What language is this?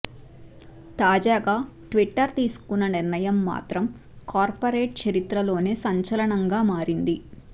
Telugu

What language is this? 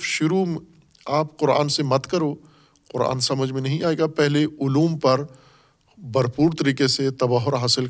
Urdu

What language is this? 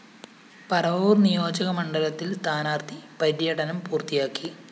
Malayalam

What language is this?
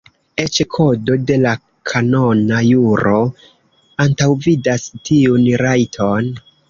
Esperanto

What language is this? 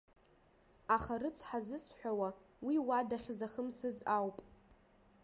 Abkhazian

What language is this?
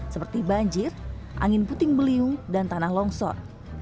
Indonesian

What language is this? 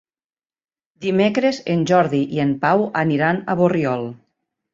Catalan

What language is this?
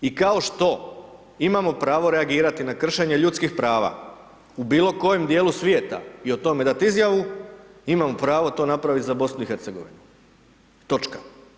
Croatian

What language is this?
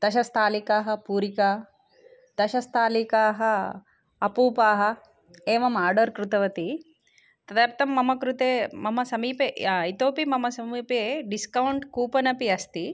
Sanskrit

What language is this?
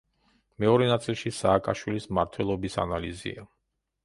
Georgian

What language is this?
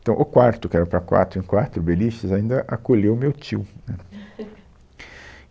Portuguese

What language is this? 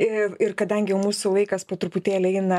Lithuanian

